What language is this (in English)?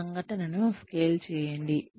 Telugu